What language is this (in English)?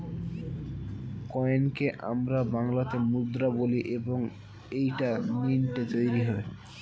Bangla